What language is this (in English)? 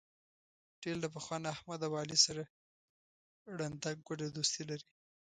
Pashto